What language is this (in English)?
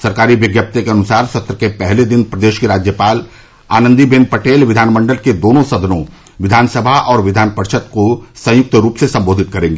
Hindi